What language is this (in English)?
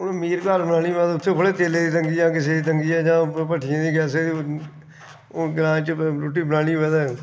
Dogri